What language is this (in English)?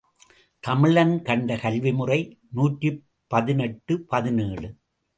Tamil